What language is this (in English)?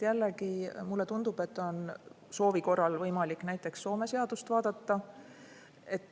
Estonian